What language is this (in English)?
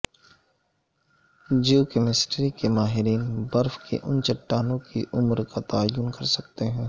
Urdu